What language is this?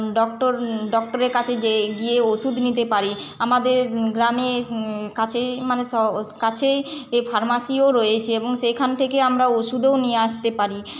Bangla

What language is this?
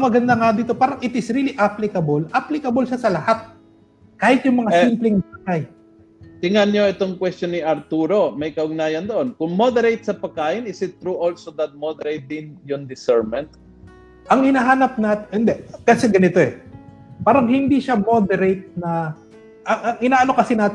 Filipino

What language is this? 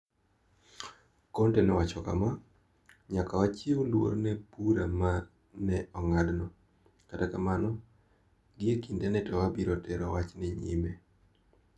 Luo (Kenya and Tanzania)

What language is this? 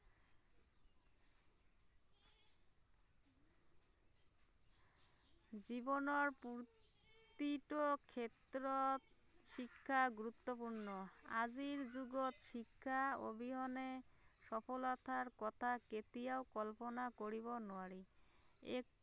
Assamese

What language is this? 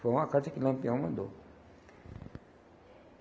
Portuguese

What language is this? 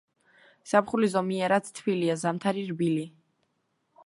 Georgian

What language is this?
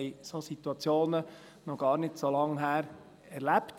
Swiss German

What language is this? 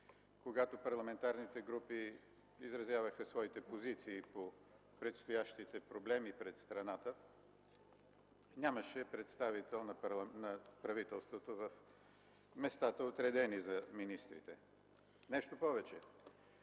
Bulgarian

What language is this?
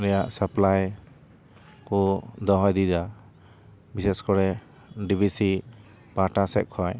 Santali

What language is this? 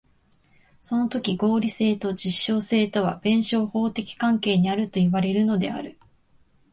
Japanese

